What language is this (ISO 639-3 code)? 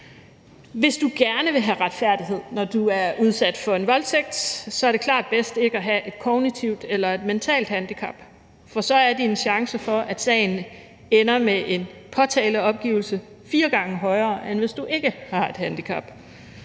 dan